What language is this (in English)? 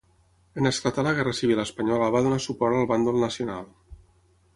Catalan